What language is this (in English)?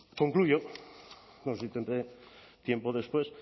Spanish